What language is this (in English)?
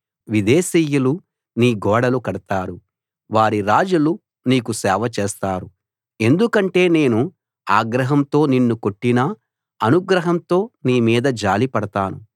Telugu